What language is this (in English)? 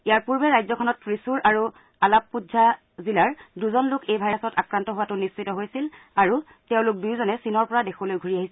Assamese